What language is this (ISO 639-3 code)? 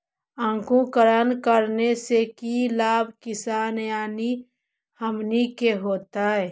mag